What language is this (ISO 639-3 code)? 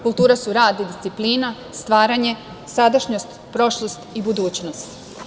srp